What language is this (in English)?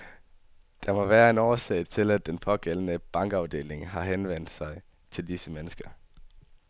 Danish